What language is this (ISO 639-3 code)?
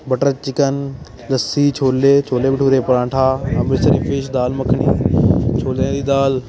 pan